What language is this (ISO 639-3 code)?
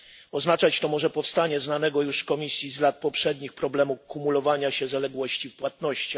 pol